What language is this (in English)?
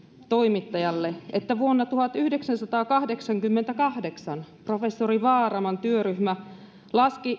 Finnish